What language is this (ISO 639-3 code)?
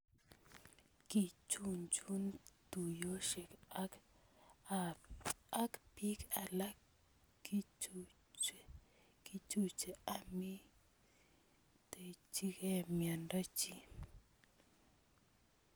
kln